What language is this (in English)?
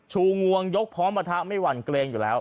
Thai